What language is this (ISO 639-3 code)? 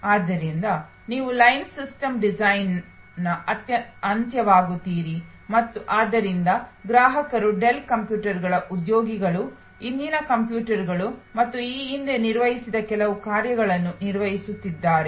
kan